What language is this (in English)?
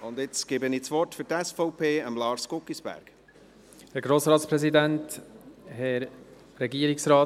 Swiss German